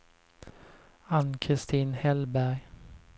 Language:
Swedish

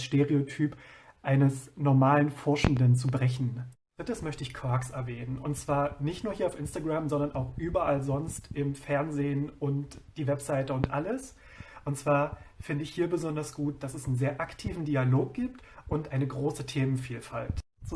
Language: German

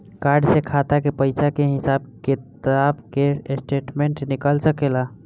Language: Bhojpuri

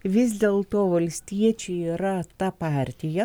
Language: Lithuanian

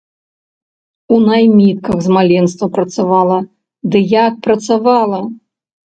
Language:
Belarusian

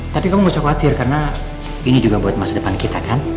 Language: Indonesian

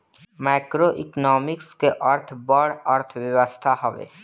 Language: Bhojpuri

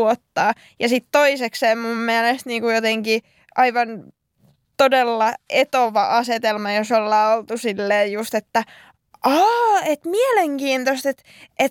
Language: Finnish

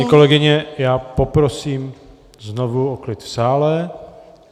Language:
Czech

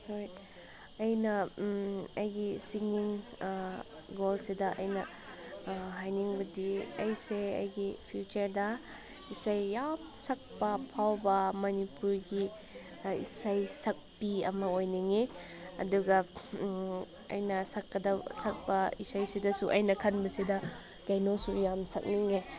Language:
Manipuri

